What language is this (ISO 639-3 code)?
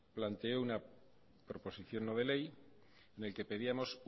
spa